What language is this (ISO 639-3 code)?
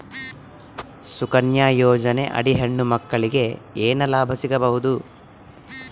kan